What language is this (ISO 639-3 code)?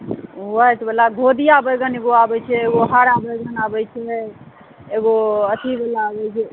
mai